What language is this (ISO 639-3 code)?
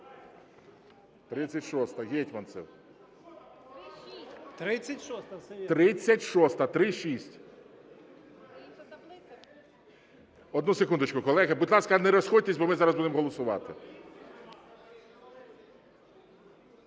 ukr